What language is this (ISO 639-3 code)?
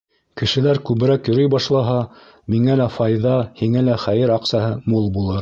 bak